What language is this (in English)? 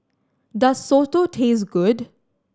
English